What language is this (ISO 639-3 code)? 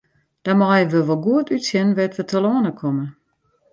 fry